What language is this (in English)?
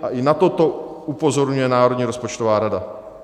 Czech